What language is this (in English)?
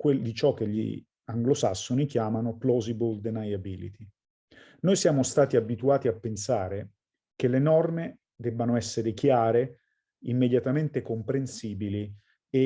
Italian